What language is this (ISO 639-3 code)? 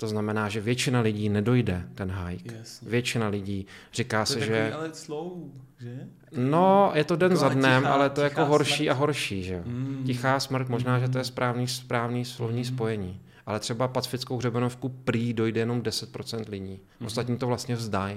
ces